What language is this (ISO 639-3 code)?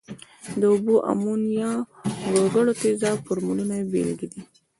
pus